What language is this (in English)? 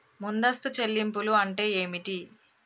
Telugu